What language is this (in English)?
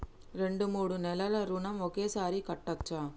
Telugu